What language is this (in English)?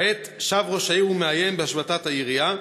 Hebrew